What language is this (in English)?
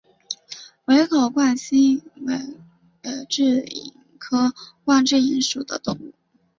Chinese